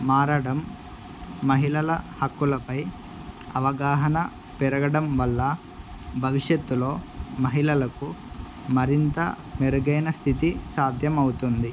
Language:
Telugu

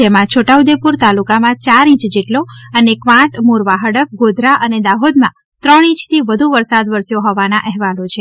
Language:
Gujarati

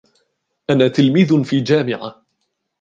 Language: Arabic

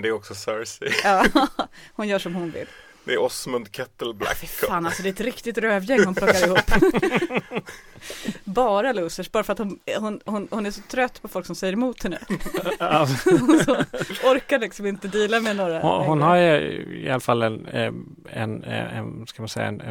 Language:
Swedish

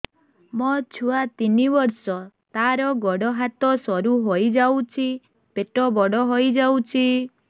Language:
Odia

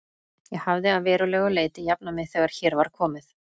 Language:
Icelandic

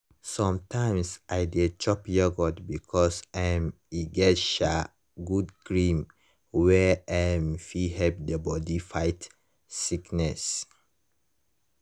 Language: Nigerian Pidgin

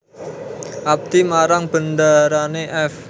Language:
Javanese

